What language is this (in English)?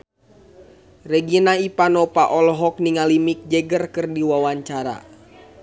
Sundanese